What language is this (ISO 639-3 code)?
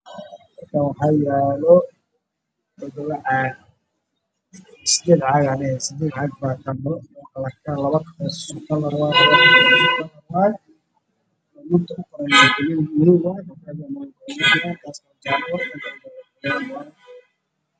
som